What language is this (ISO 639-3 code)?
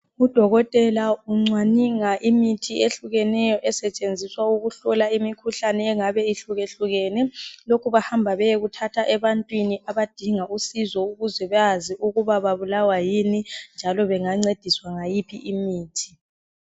nde